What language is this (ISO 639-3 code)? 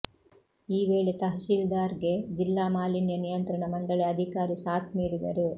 kan